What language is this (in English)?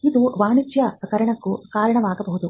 Kannada